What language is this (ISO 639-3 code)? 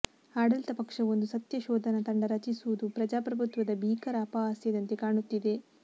kan